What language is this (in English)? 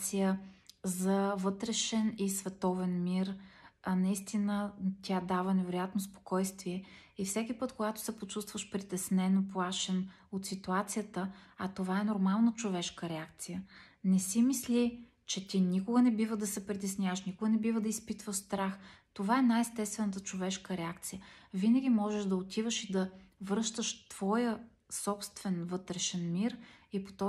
Bulgarian